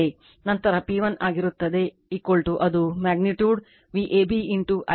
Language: Kannada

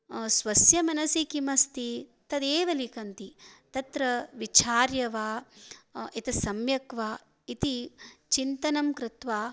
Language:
Sanskrit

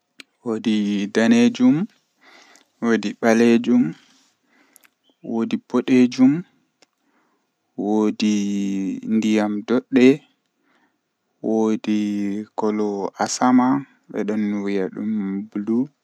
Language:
Western Niger Fulfulde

